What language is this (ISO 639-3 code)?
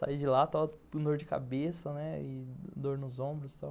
por